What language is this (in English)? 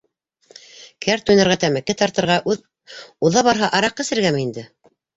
Bashkir